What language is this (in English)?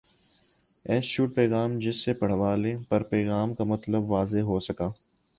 Urdu